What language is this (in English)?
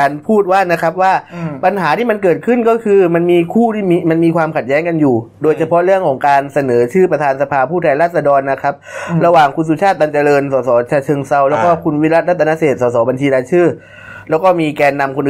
Thai